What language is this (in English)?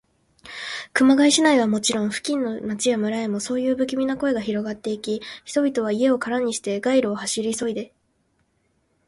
Japanese